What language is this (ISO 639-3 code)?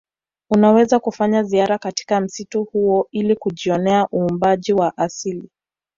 swa